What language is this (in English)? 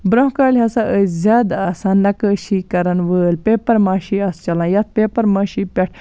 Kashmiri